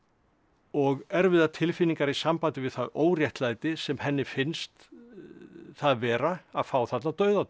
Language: Icelandic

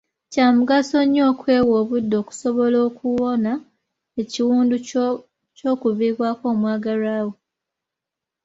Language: Ganda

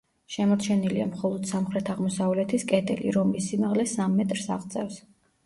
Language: Georgian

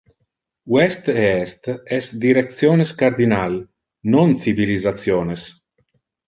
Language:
Interlingua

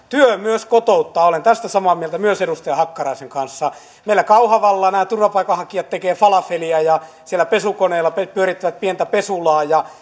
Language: Finnish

